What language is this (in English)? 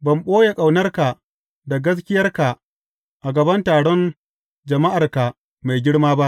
Hausa